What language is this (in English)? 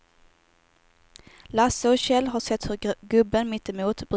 Swedish